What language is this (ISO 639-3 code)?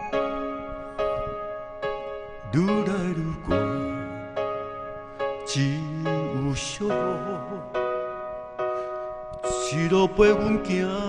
zho